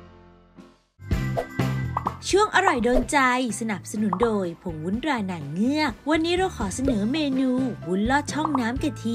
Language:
Thai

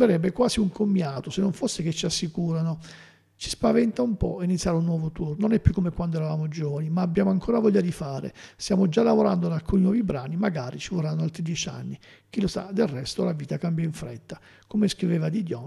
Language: Italian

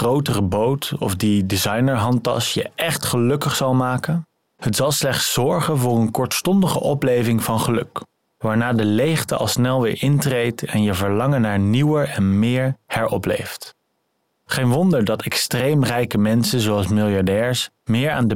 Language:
Dutch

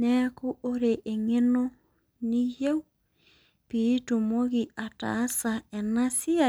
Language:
Masai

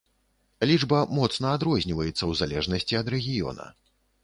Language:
Belarusian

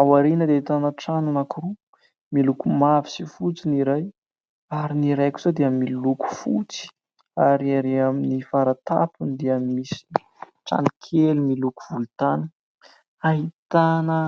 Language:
Malagasy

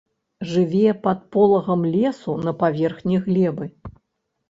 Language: Belarusian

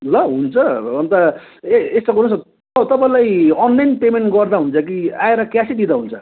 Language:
Nepali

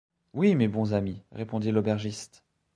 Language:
French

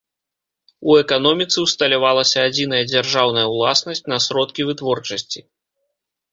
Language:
Belarusian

